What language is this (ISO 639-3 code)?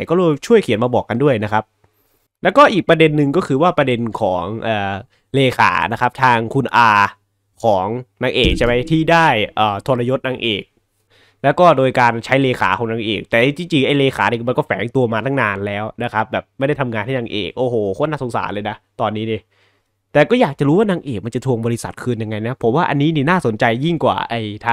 tha